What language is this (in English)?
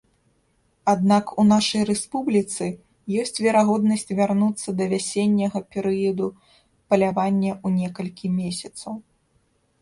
Belarusian